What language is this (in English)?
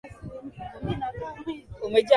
Swahili